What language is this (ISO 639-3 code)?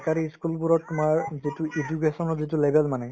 asm